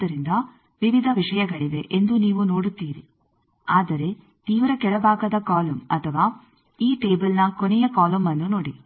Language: Kannada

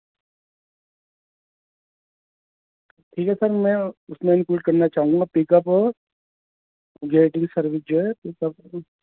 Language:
Urdu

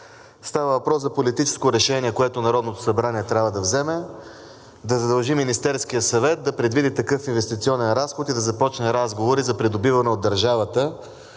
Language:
Bulgarian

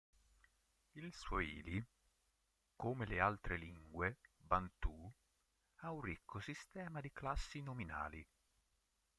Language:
Italian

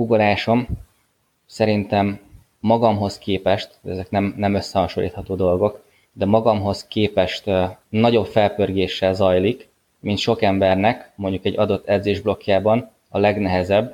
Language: Hungarian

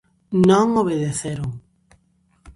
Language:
Galician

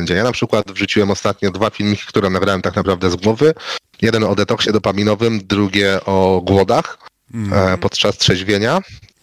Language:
Polish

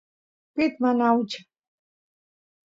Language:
Santiago del Estero Quichua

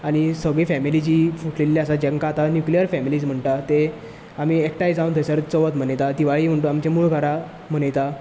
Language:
Konkani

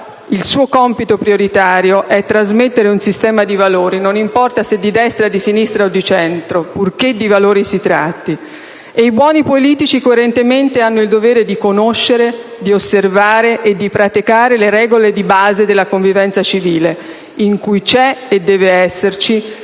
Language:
Italian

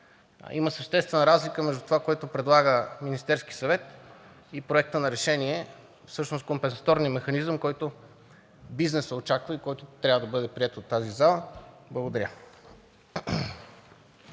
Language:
Bulgarian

